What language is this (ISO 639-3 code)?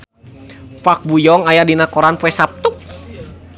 sun